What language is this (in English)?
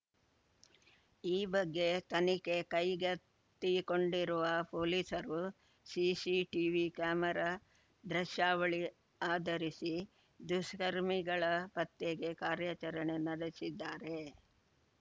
Kannada